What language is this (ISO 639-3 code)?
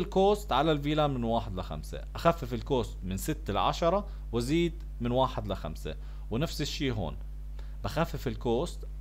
ara